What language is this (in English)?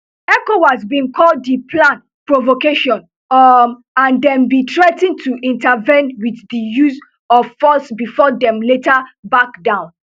Nigerian Pidgin